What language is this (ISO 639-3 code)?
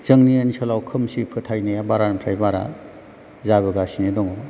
brx